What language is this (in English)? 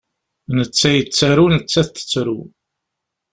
Kabyle